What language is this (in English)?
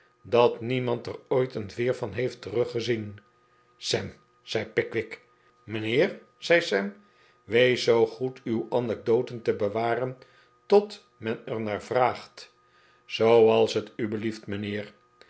Dutch